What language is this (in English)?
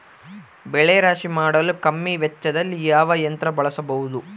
Kannada